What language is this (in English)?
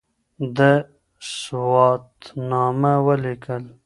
Pashto